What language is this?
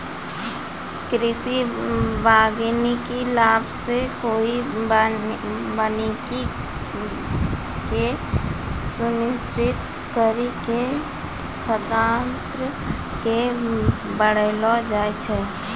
Maithili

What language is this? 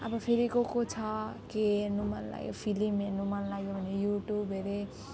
Nepali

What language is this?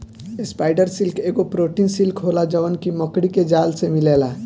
Bhojpuri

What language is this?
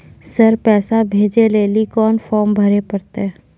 Maithili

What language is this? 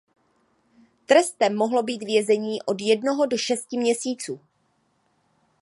Czech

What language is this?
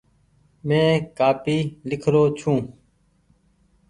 Goaria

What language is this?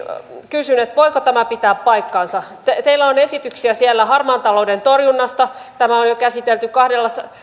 Finnish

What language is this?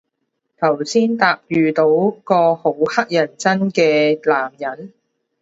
Cantonese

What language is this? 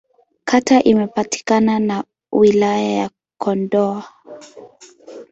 Swahili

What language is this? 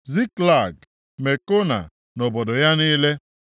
Igbo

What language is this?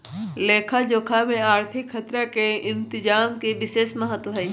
Magahi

